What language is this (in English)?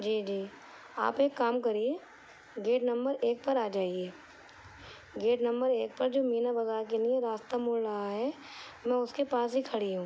Urdu